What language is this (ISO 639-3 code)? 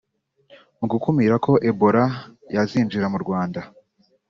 kin